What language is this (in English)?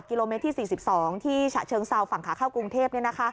Thai